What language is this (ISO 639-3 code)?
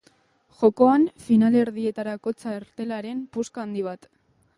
eus